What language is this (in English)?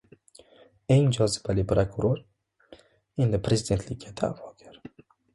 Uzbek